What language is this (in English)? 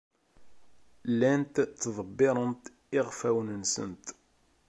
Kabyle